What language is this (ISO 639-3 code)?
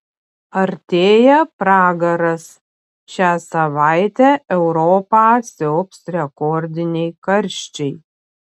lit